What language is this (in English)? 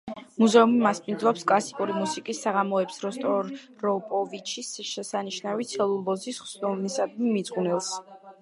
Georgian